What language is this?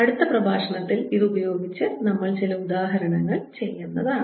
Malayalam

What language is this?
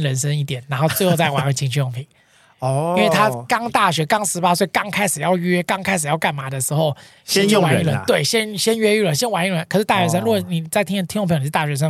Chinese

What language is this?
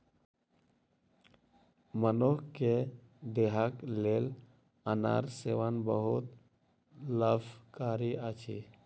Maithili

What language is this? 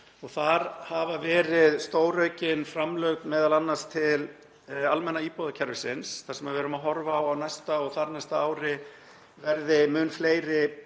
Icelandic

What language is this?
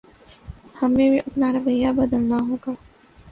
Urdu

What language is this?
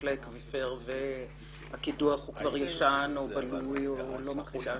Hebrew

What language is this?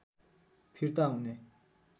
Nepali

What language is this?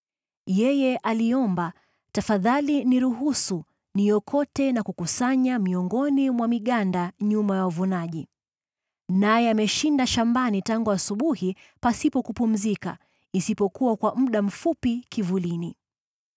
Swahili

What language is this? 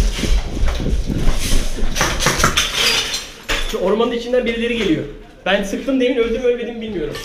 Turkish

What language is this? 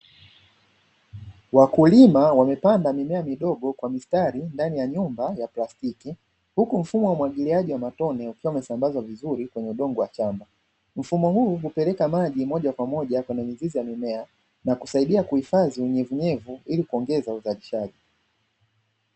Swahili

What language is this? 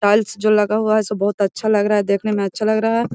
Magahi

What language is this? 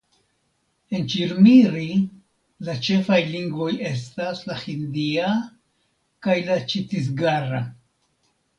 Esperanto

